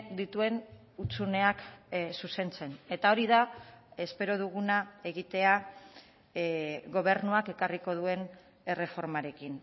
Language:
Basque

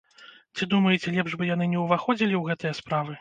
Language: Belarusian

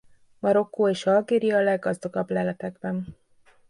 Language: Hungarian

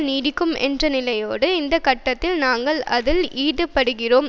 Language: Tamil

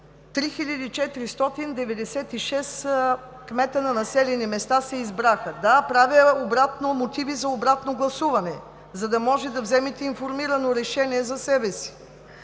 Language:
Bulgarian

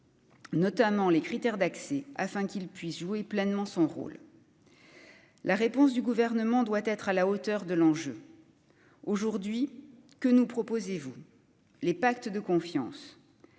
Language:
French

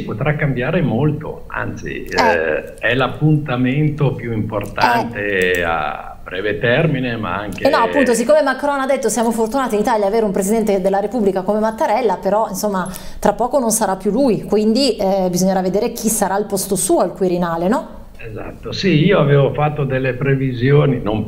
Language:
Italian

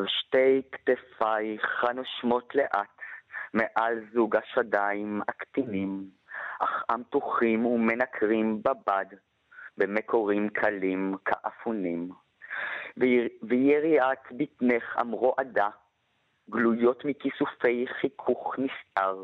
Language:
Hebrew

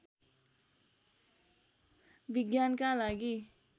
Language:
Nepali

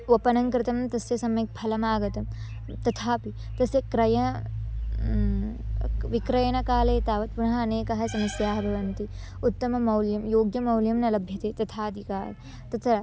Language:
Sanskrit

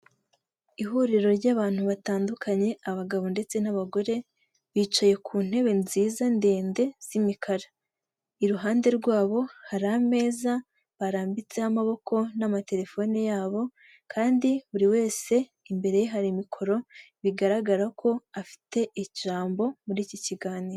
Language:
Kinyarwanda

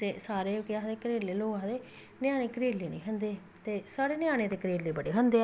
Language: Dogri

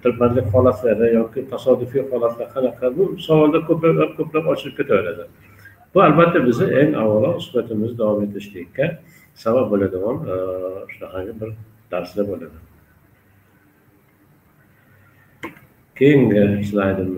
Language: Turkish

